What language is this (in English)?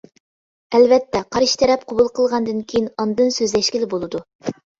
Uyghur